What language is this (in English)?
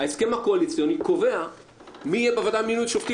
Hebrew